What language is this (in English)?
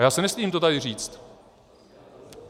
Czech